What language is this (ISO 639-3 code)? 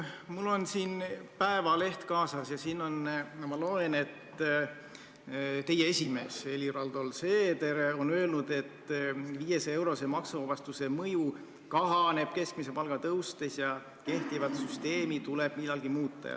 est